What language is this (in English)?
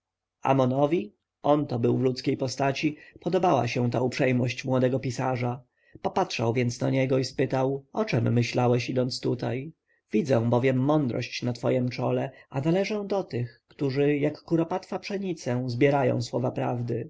Polish